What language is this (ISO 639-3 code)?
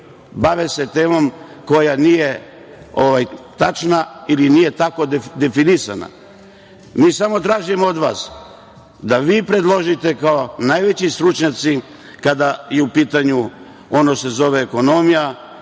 srp